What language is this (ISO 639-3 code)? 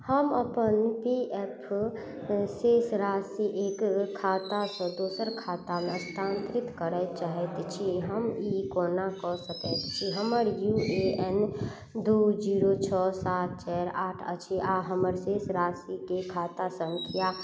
mai